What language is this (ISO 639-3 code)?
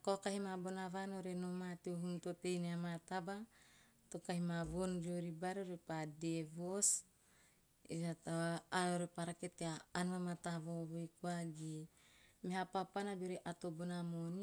tio